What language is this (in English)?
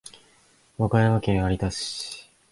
Japanese